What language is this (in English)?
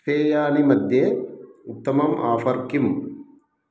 Sanskrit